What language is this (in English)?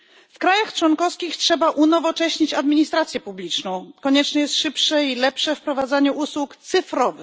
Polish